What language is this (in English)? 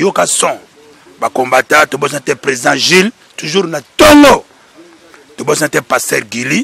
French